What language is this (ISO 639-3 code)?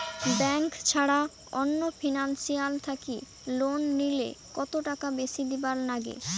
ben